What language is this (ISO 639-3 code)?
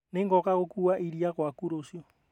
kik